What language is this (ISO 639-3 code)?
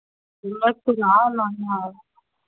hin